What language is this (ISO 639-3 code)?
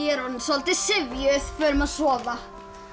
isl